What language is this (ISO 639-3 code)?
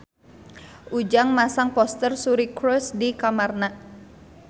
sun